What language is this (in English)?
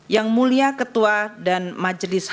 Indonesian